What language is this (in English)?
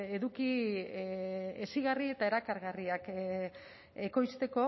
Basque